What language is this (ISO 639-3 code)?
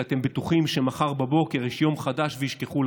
heb